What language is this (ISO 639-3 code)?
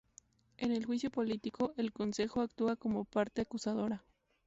spa